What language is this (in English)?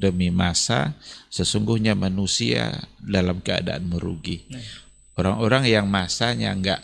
Indonesian